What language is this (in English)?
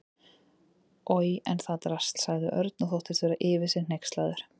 Icelandic